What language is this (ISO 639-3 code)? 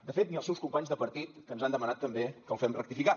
cat